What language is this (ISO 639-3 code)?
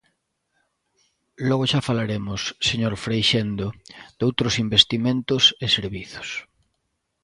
glg